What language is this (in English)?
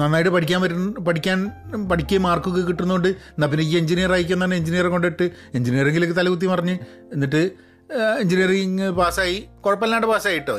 Malayalam